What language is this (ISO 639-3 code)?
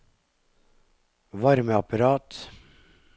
nor